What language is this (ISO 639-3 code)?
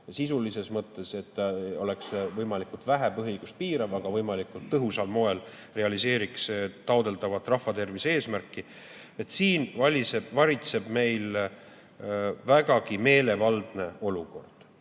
est